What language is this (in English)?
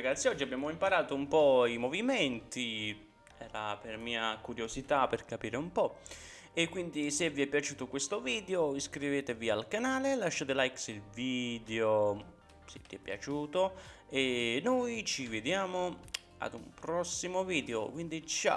Italian